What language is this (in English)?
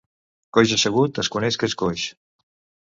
Catalan